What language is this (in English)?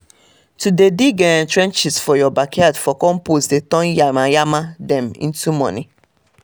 Nigerian Pidgin